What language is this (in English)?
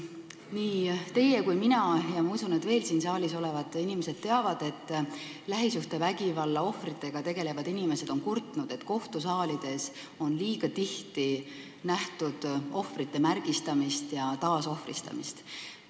Estonian